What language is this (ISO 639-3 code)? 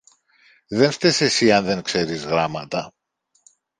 ell